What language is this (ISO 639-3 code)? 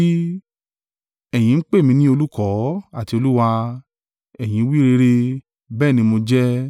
yor